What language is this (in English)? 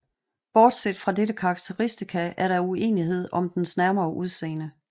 Danish